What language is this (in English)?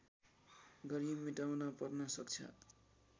Nepali